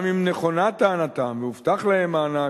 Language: Hebrew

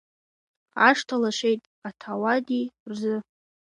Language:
Abkhazian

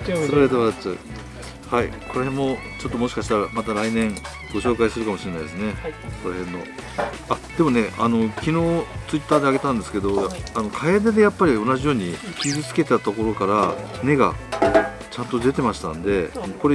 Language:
Japanese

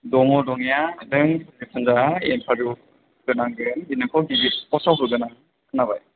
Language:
Bodo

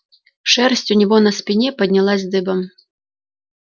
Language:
Russian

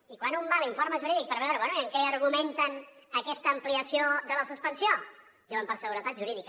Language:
Catalan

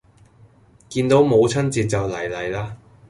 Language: Cantonese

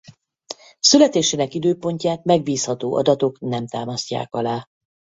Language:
Hungarian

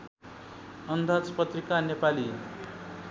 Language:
Nepali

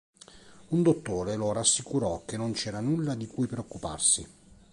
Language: Italian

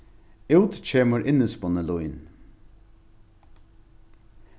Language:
Faroese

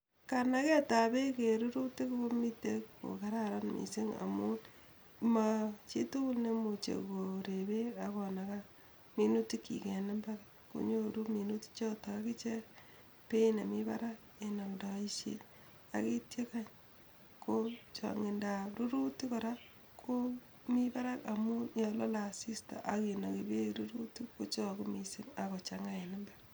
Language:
Kalenjin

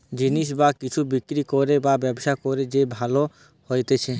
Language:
Bangla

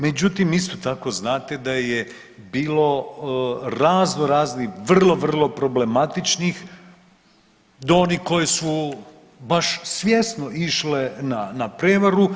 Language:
Croatian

